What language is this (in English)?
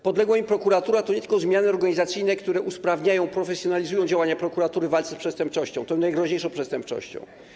Polish